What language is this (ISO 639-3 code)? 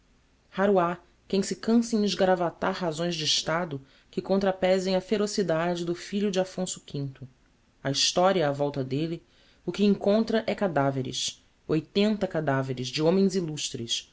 por